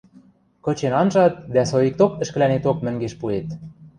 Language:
Western Mari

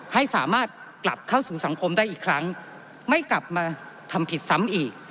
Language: Thai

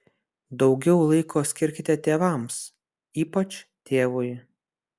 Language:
Lithuanian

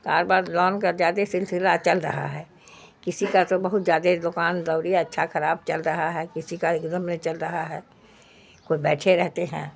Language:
Urdu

